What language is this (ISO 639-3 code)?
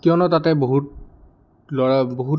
asm